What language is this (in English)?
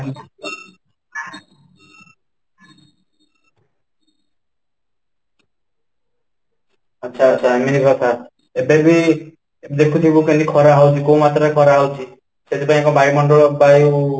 Odia